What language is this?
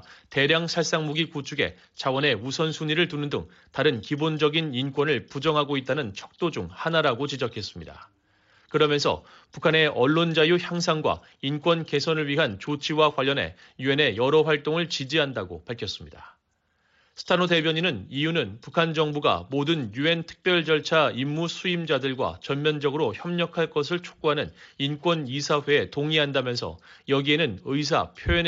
Korean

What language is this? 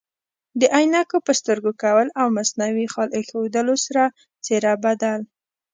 Pashto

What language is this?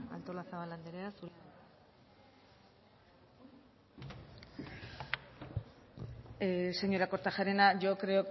Basque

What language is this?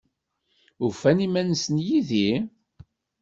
Kabyle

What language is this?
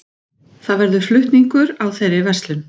Icelandic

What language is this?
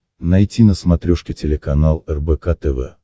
Russian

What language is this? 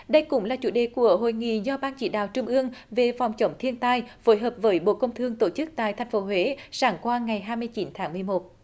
Vietnamese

